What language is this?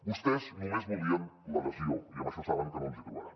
Catalan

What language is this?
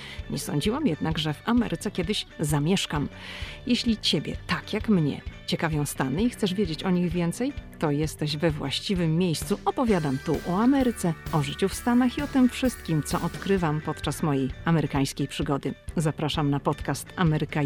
Polish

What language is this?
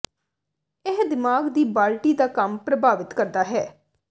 Punjabi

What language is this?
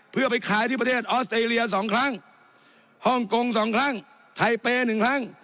Thai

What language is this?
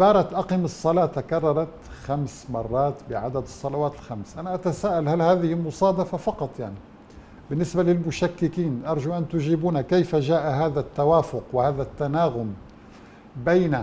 Arabic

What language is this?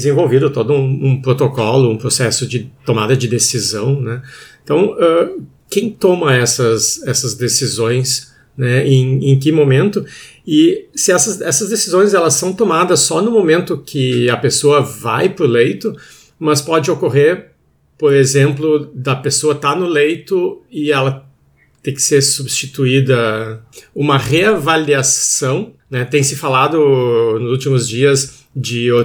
Portuguese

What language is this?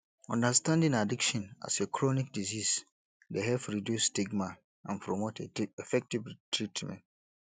Nigerian Pidgin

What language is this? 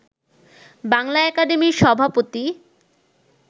Bangla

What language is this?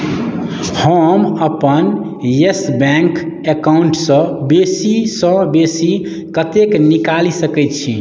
Maithili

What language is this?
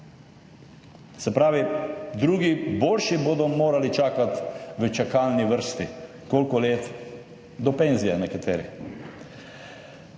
Slovenian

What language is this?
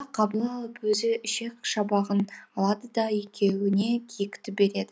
Kazakh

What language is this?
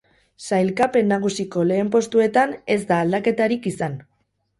Basque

